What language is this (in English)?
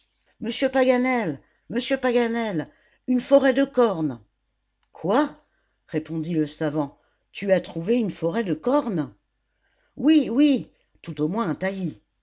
French